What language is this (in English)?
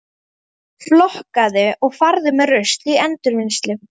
Icelandic